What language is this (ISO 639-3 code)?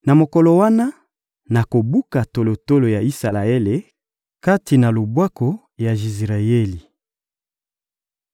lin